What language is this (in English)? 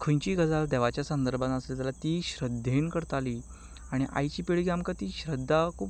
Konkani